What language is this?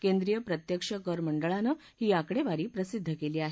Marathi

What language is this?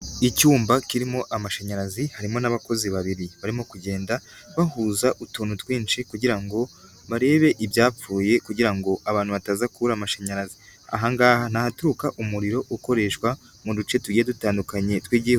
Kinyarwanda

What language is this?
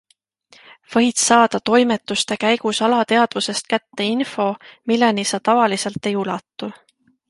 Estonian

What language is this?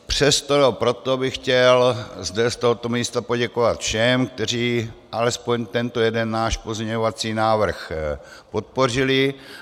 Czech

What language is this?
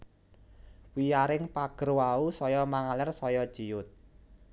Javanese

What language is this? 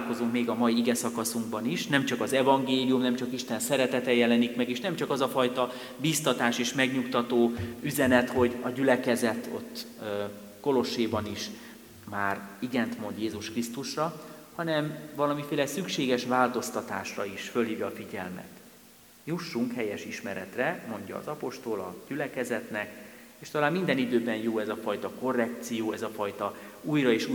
Hungarian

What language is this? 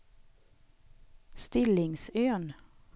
Swedish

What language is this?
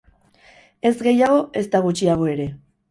Basque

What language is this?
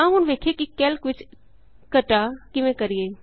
Punjabi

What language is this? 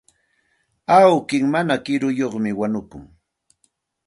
Santa Ana de Tusi Pasco Quechua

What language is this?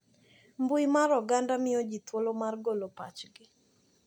Luo (Kenya and Tanzania)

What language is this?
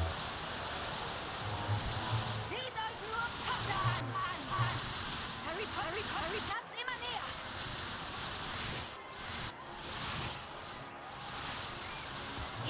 German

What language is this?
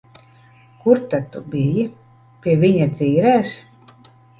Latvian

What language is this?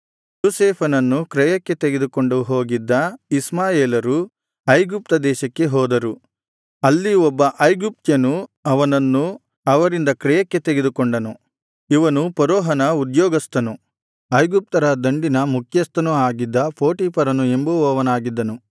Kannada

